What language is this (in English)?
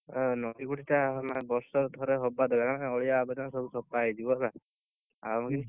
Odia